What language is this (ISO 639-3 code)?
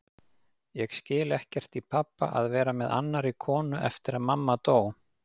isl